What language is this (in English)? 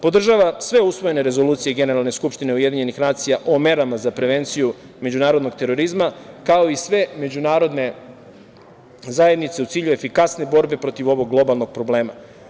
Serbian